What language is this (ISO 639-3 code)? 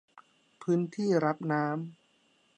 tha